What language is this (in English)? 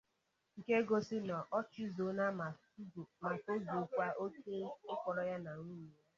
Igbo